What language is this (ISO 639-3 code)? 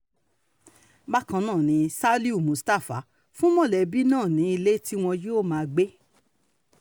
yor